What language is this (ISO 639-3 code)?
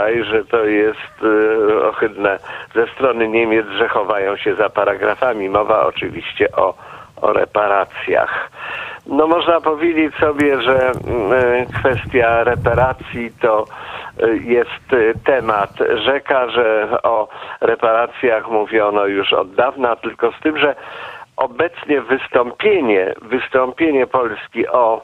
pol